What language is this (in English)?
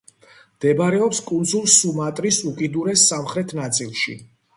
Georgian